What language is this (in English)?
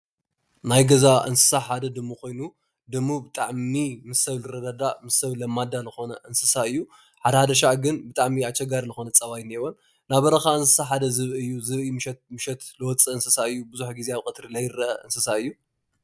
Tigrinya